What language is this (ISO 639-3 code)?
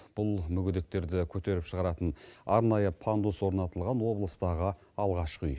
kaz